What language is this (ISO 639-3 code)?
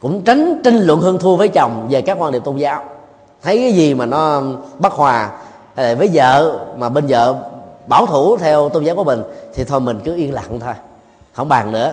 vie